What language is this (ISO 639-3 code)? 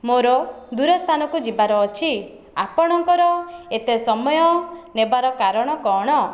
ori